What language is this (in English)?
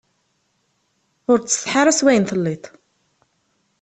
Kabyle